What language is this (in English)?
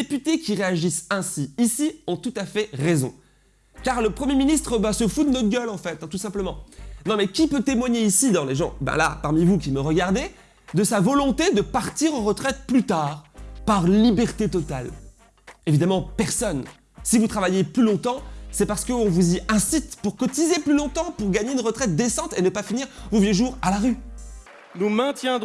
French